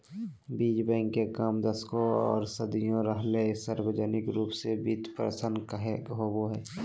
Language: Magahi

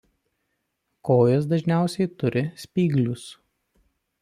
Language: Lithuanian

